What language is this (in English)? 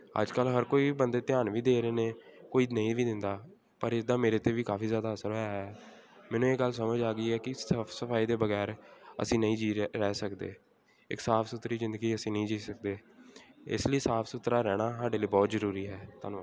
Punjabi